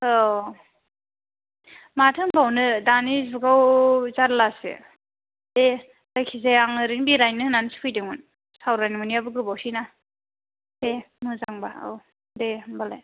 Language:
Bodo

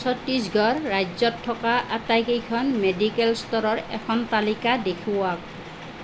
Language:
Assamese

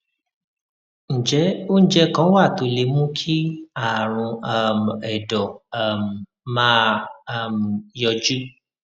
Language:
Yoruba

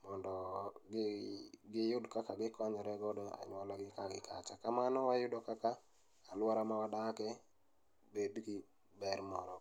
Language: Luo (Kenya and Tanzania)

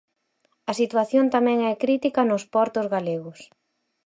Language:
Galician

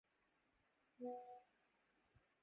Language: Urdu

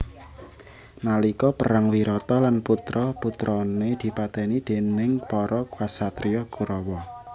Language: Javanese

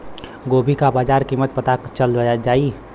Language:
Bhojpuri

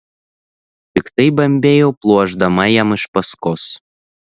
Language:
Lithuanian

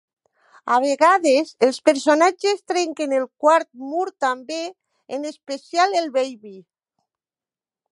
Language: Catalan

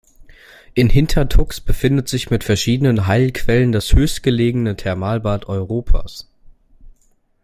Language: German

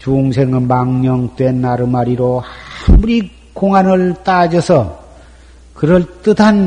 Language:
Korean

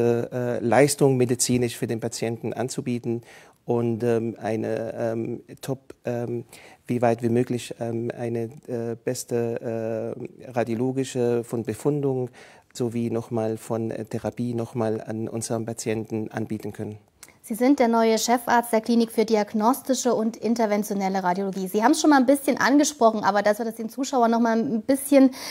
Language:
German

